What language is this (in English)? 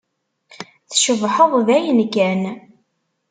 Kabyle